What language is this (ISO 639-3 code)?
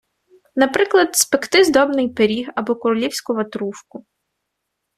ukr